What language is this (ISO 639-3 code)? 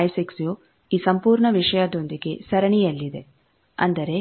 kan